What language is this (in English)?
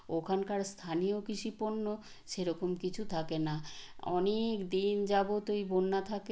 Bangla